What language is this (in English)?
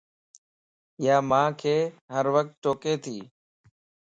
Lasi